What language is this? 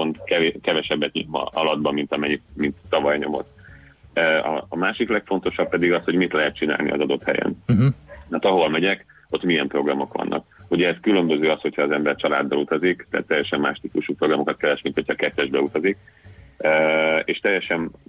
Hungarian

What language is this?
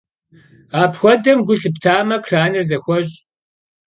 Kabardian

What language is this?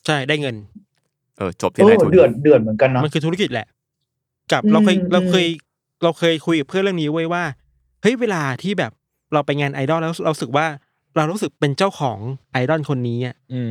Thai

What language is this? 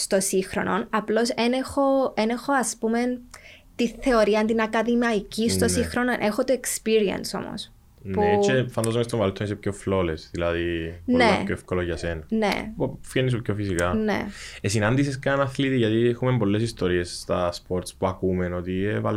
Greek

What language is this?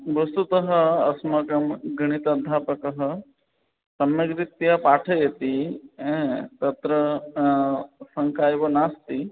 Sanskrit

